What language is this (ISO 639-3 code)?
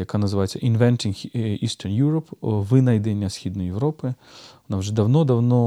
ukr